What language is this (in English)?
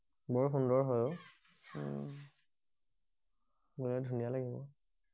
Assamese